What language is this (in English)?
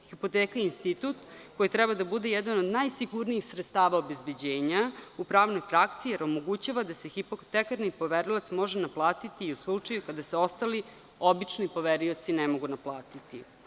Serbian